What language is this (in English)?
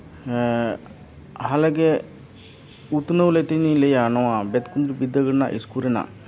Santali